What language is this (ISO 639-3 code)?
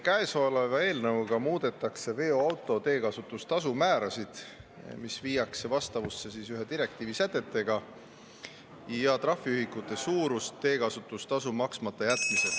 est